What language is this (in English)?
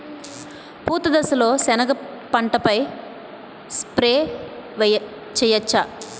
Telugu